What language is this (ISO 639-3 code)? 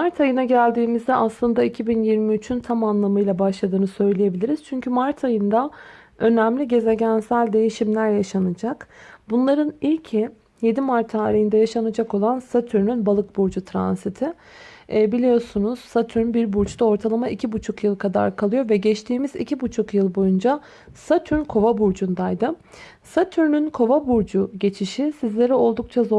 tur